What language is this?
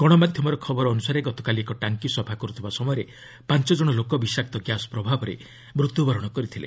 Odia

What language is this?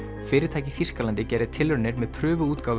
Icelandic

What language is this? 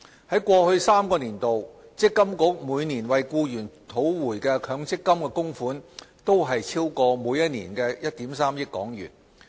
Cantonese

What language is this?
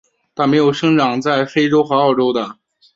Chinese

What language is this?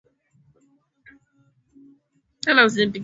Swahili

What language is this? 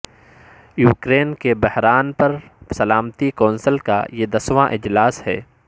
Urdu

